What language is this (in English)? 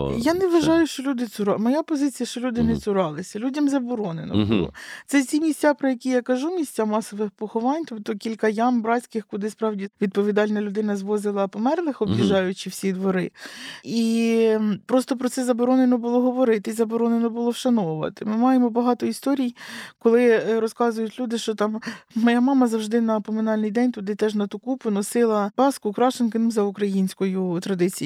Ukrainian